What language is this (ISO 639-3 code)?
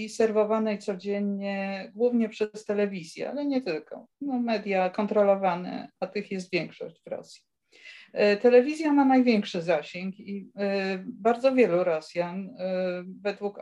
pol